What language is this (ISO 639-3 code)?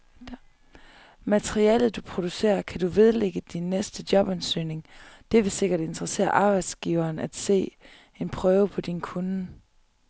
dan